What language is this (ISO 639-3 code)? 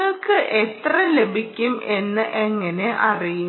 mal